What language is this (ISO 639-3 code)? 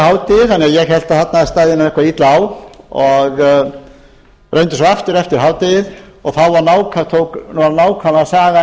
isl